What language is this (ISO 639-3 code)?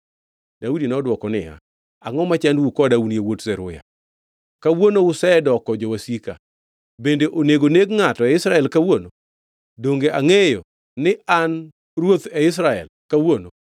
luo